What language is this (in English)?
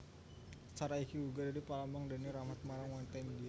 Javanese